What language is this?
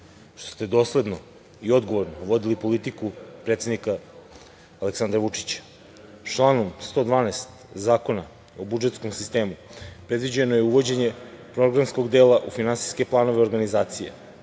Serbian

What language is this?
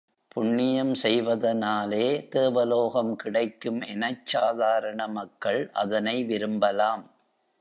Tamil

